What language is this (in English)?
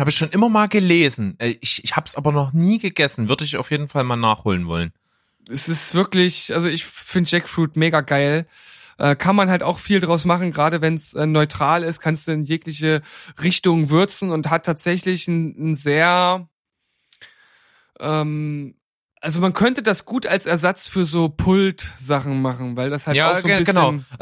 German